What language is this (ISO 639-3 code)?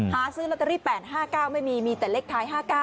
tha